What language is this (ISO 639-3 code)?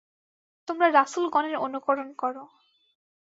ben